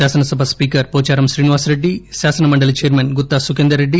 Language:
Telugu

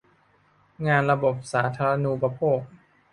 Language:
Thai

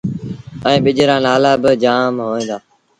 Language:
Sindhi Bhil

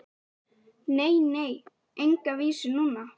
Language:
Icelandic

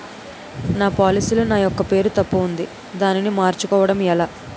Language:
Telugu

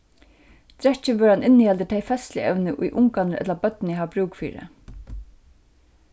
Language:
Faroese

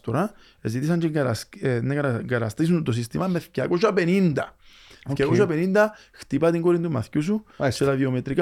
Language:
Greek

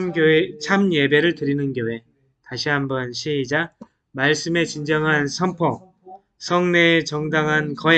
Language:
Korean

